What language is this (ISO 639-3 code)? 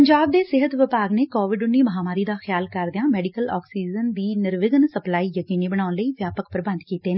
pan